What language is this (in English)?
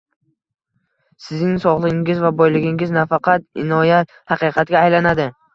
Uzbek